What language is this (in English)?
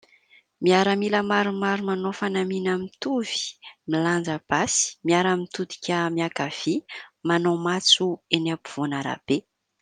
Malagasy